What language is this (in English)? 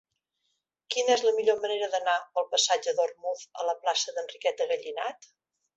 Catalan